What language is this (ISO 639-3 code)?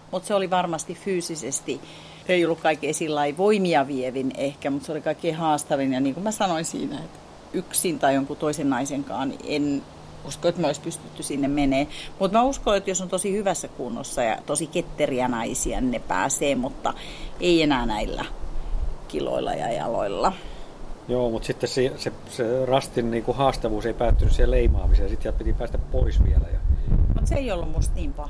fin